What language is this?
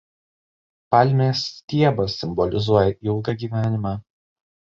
Lithuanian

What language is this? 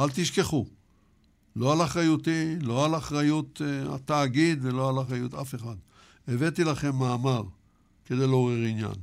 Hebrew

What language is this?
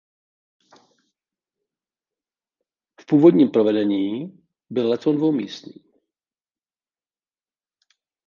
Czech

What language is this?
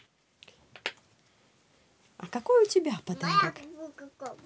Russian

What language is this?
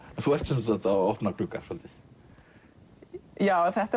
Icelandic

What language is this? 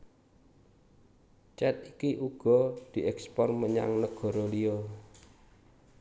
Javanese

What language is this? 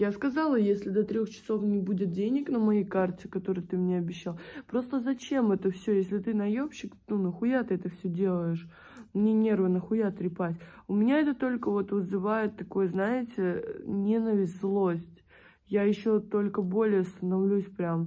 Russian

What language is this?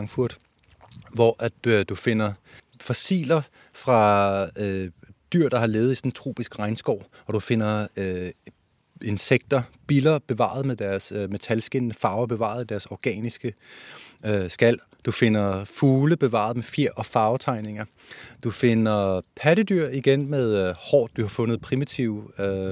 Danish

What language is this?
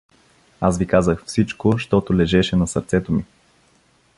Bulgarian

